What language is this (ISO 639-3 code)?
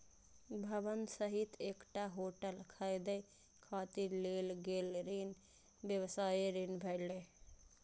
mai